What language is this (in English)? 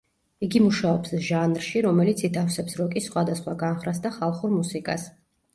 Georgian